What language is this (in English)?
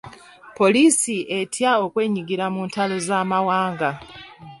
Ganda